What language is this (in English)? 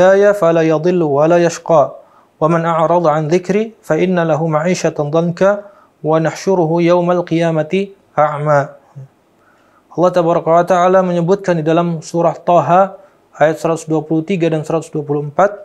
Indonesian